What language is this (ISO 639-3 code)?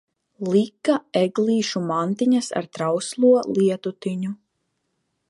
lav